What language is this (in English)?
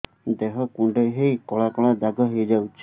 Odia